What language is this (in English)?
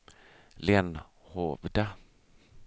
Swedish